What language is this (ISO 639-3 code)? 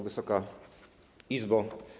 pol